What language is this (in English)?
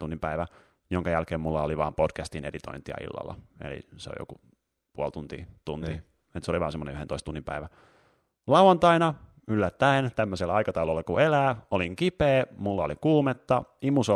Finnish